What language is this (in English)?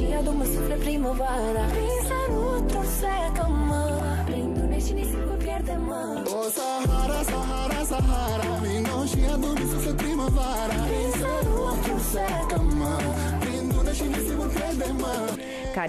Romanian